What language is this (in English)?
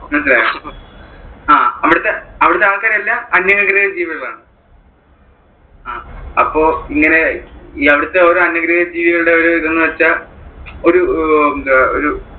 Malayalam